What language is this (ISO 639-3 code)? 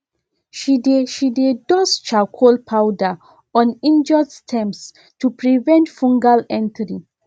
pcm